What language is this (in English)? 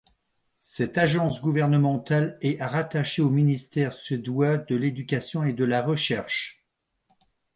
French